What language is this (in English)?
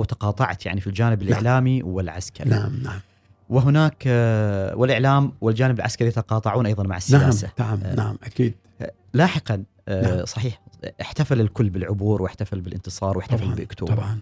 Arabic